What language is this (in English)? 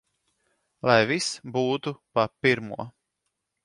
Latvian